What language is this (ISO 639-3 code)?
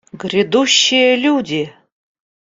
rus